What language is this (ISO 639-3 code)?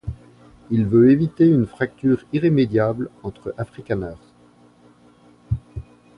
fra